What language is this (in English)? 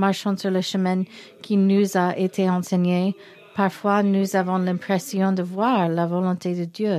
French